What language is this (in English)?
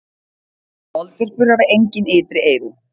Icelandic